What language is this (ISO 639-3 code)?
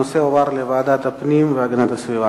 heb